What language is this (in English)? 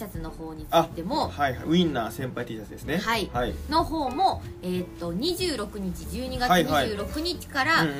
Japanese